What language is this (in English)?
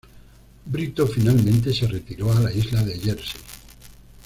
Spanish